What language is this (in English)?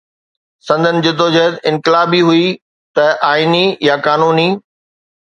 Sindhi